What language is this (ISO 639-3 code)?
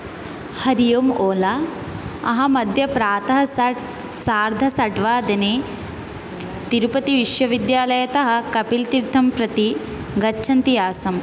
san